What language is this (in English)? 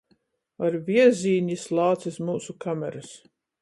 Latgalian